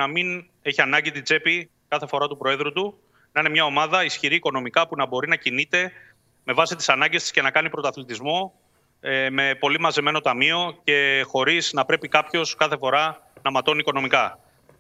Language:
Greek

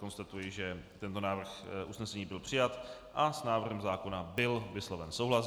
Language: Czech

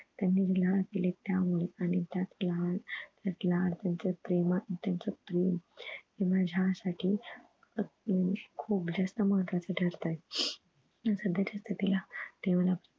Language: Marathi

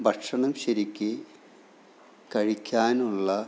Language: Malayalam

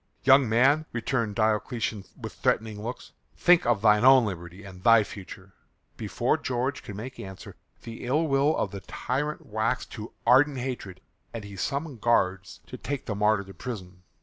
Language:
English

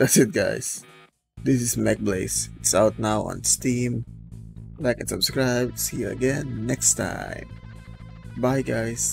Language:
English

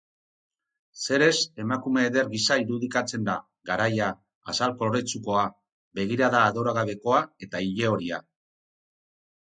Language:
Basque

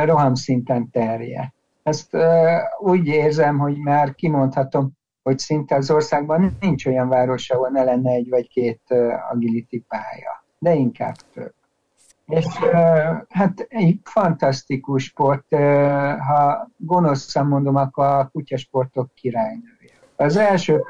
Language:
Hungarian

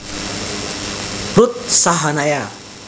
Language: Javanese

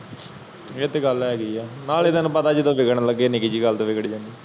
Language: Punjabi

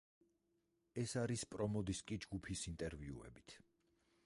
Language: Georgian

